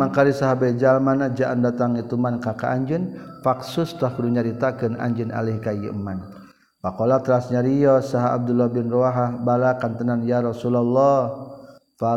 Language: Malay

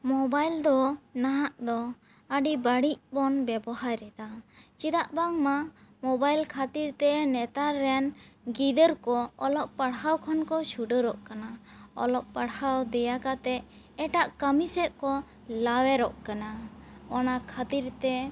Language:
Santali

